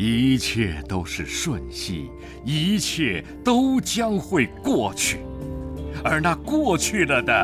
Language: Chinese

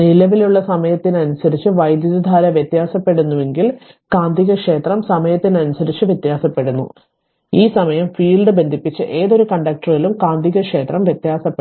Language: Malayalam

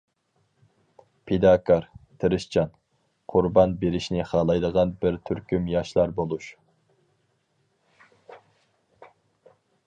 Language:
Uyghur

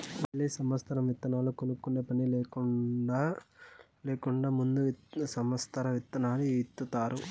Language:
Telugu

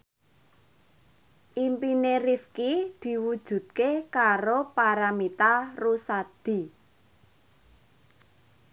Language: Javanese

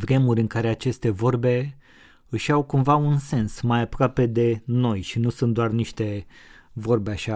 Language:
Romanian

